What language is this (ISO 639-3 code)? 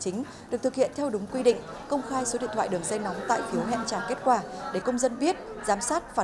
vie